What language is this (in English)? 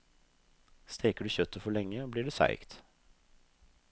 Norwegian